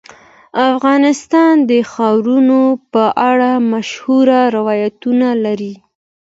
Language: Pashto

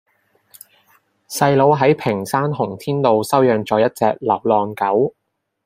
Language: Cantonese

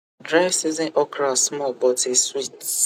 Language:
Nigerian Pidgin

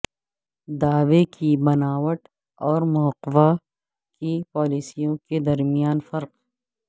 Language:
Urdu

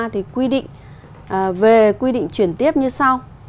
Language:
Vietnamese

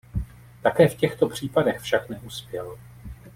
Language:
Czech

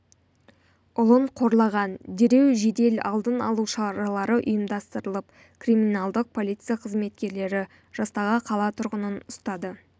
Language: Kazakh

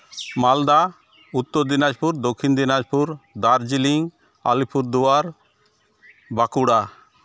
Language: Santali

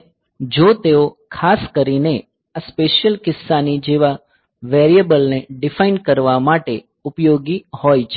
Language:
Gujarati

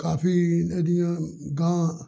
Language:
Punjabi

